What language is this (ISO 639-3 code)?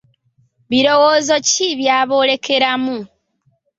lug